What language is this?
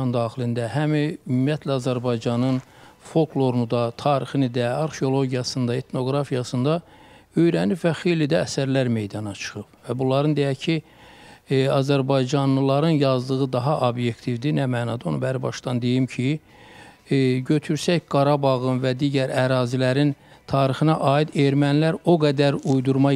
Turkish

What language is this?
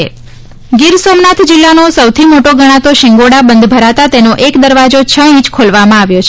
Gujarati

